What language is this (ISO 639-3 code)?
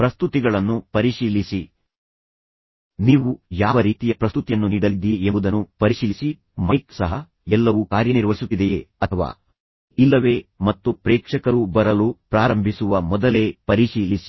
kan